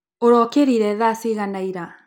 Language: Kikuyu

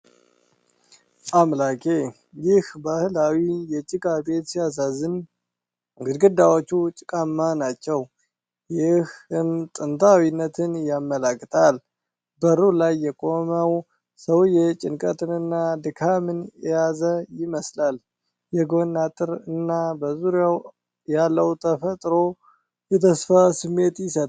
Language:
Amharic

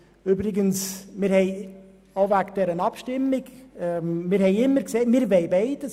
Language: Swiss German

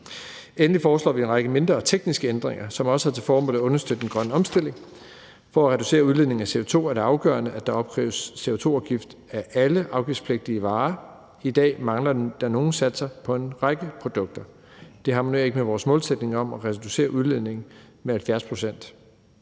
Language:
Danish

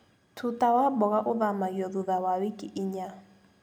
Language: Kikuyu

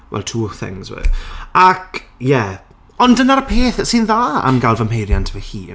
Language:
Welsh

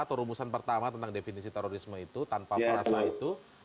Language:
Indonesian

